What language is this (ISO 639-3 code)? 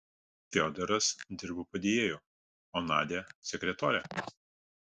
lit